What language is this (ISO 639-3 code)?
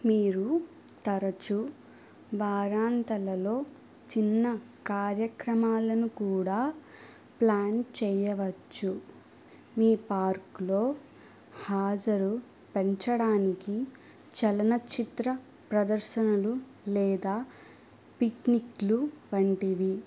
tel